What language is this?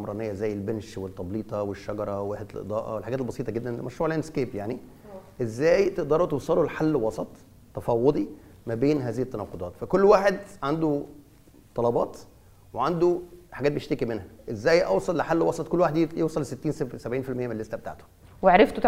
Arabic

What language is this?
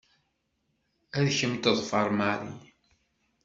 Kabyle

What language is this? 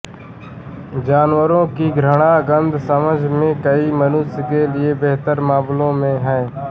Hindi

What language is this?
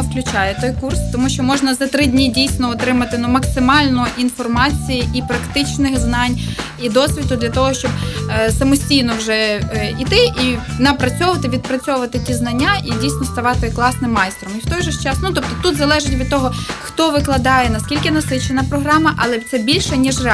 Ukrainian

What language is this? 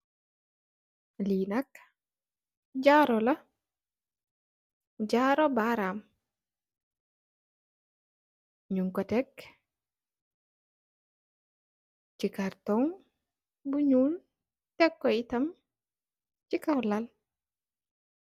Wolof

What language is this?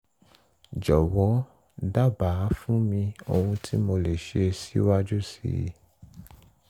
Yoruba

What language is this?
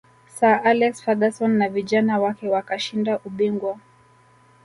Swahili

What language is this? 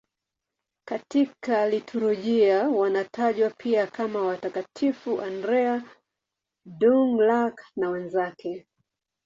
Swahili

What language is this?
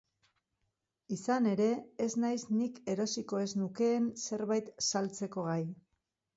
Basque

